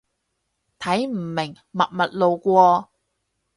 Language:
Cantonese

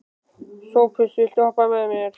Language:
Icelandic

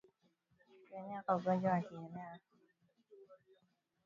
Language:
Swahili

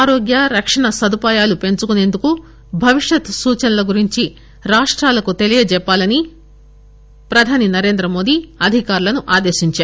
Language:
Telugu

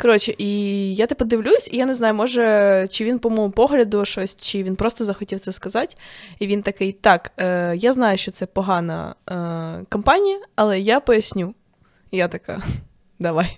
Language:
Ukrainian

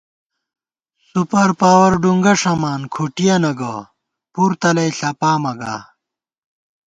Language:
Gawar-Bati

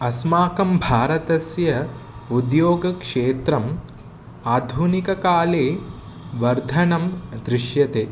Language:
Sanskrit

